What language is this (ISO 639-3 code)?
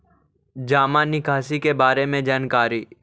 mag